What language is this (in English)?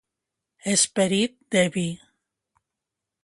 Catalan